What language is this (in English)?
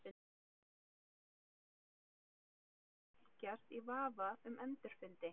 Icelandic